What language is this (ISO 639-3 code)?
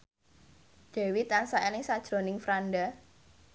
jav